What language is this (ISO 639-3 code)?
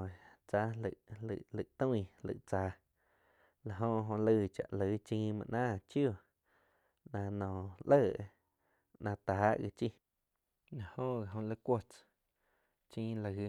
chq